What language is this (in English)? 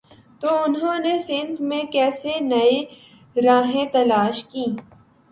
Urdu